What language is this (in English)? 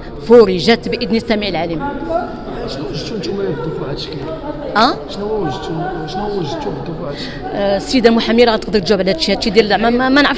Arabic